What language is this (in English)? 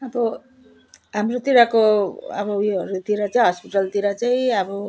Nepali